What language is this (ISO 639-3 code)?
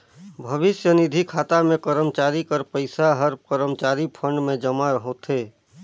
hne